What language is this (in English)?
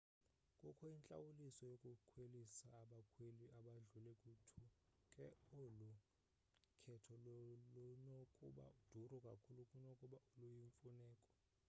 Xhosa